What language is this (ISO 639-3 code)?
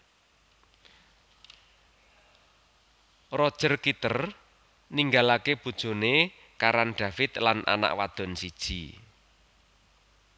jav